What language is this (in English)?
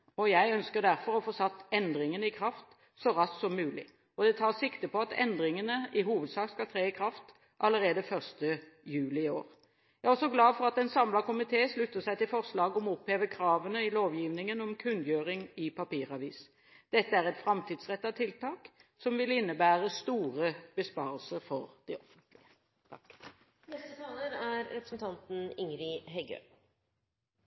Norwegian